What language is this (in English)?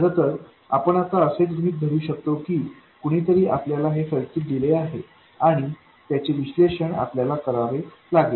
Marathi